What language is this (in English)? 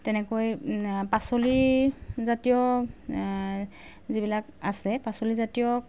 Assamese